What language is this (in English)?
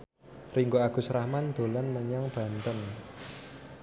Javanese